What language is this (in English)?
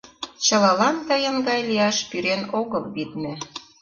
Mari